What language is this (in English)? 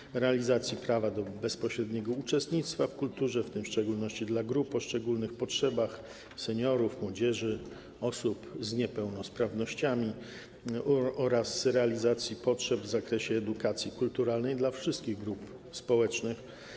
Polish